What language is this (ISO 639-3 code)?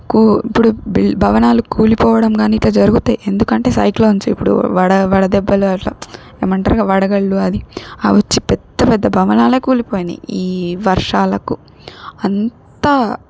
tel